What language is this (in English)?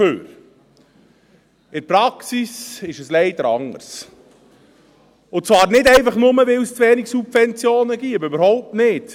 Swiss German